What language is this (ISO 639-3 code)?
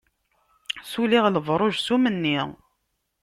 kab